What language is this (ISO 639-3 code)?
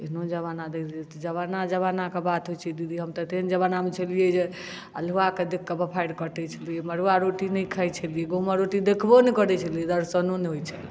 mai